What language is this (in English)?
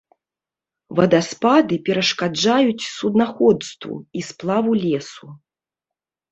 Belarusian